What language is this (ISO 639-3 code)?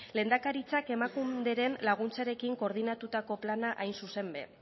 eus